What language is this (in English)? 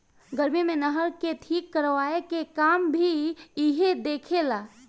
Bhojpuri